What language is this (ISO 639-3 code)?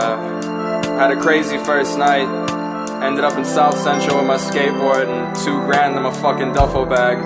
eng